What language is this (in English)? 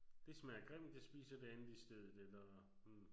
Danish